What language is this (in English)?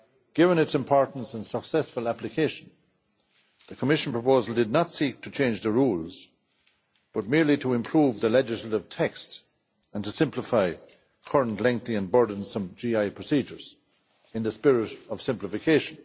English